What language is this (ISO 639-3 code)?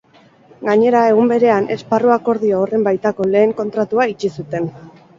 eus